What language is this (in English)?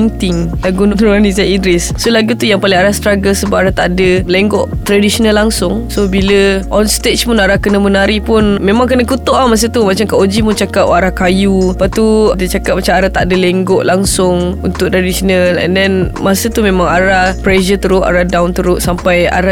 Malay